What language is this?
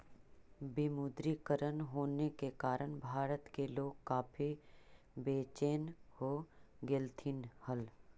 Magahi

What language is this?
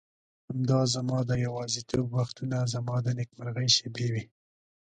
Pashto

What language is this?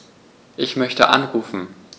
German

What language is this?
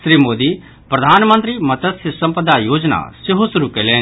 Maithili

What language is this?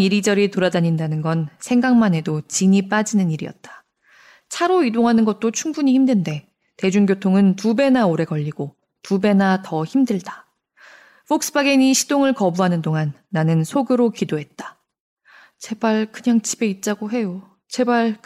Korean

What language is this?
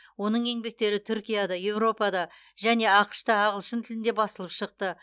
Kazakh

